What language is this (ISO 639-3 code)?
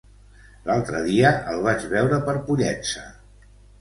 cat